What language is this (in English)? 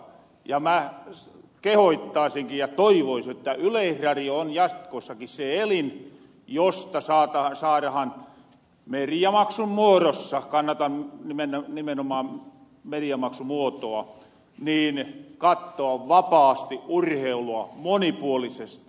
Finnish